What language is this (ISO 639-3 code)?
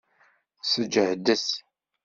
kab